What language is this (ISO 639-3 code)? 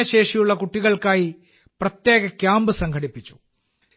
mal